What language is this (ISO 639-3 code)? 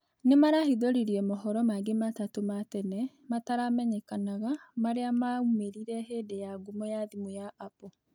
kik